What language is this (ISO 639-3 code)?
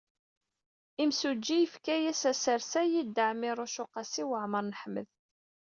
kab